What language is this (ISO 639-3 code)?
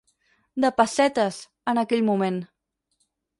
cat